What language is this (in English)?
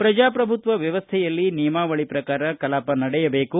Kannada